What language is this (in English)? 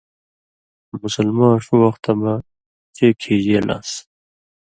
Indus Kohistani